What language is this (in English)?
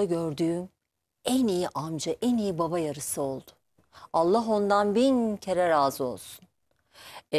Turkish